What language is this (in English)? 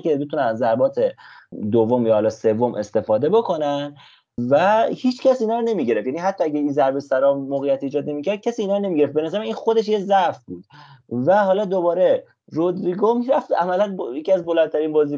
Persian